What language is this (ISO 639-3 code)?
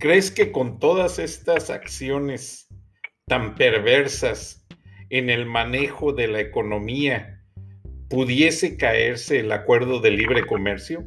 spa